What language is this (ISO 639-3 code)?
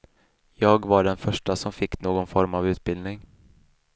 swe